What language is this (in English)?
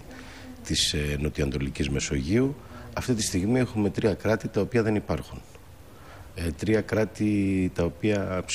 Greek